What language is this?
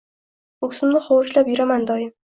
Uzbek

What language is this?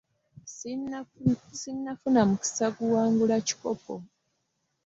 Ganda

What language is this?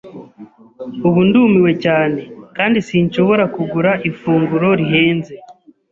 Kinyarwanda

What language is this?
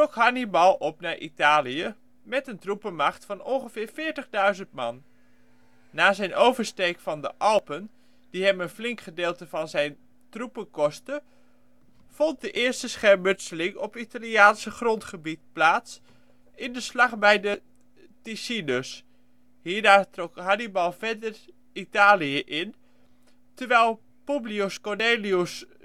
Dutch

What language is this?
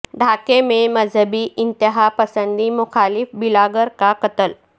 Urdu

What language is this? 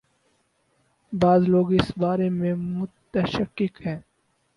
Urdu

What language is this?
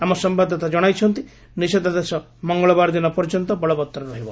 Odia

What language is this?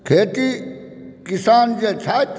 Maithili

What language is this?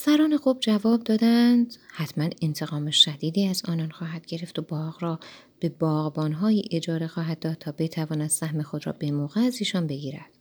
Persian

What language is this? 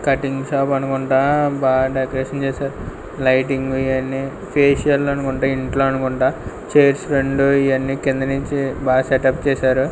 Telugu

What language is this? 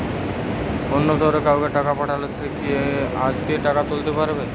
Bangla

